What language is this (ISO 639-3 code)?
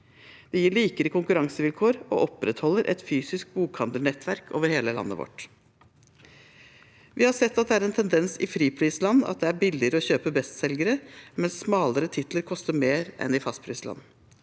nor